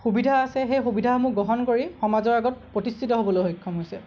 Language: Assamese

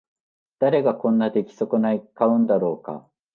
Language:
Japanese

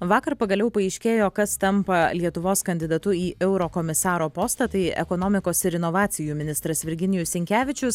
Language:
Lithuanian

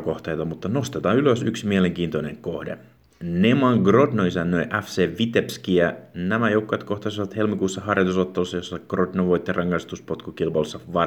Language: Finnish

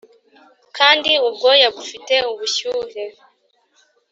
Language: Kinyarwanda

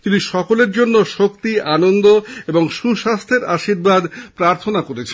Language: Bangla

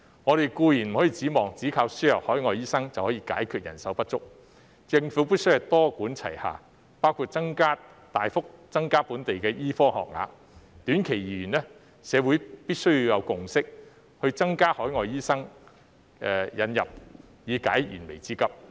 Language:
Cantonese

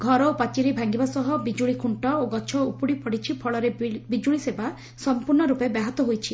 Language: Odia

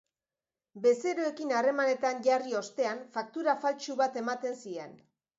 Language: Basque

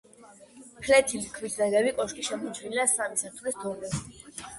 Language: Georgian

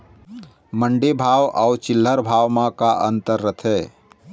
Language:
Chhattisgarhi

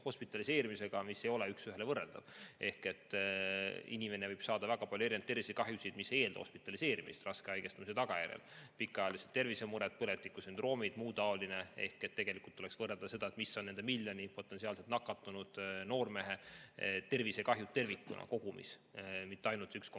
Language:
Estonian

